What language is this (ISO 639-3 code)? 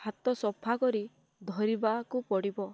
ori